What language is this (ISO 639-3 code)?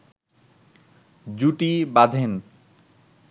ben